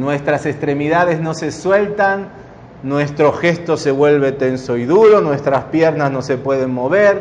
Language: Spanish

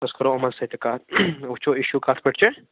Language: Kashmiri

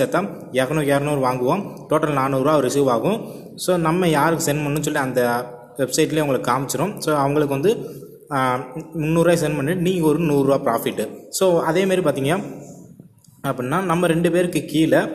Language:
Indonesian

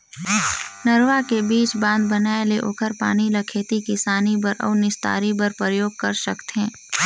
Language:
Chhattisgarhi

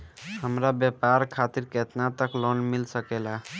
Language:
Bhojpuri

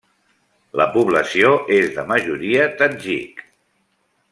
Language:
Catalan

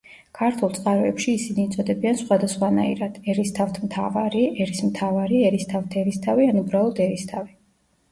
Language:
Georgian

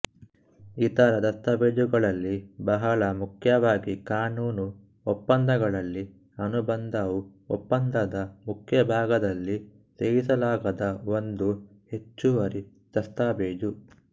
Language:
Kannada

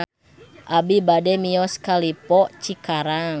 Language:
Sundanese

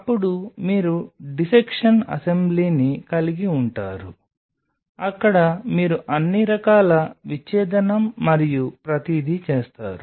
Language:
Telugu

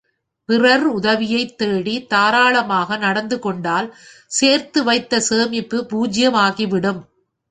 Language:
Tamil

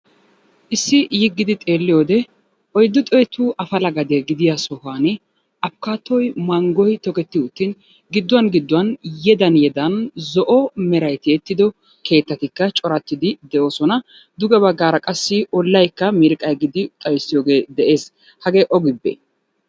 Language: Wolaytta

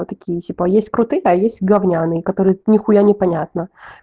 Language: Russian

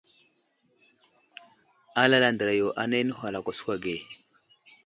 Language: Wuzlam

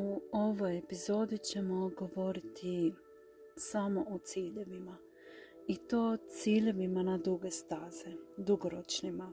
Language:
Croatian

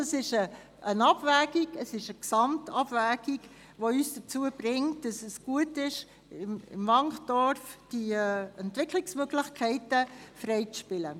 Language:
Swiss German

